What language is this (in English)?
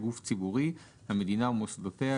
Hebrew